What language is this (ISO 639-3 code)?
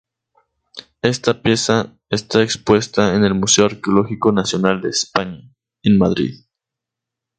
spa